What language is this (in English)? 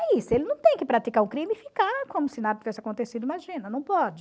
Portuguese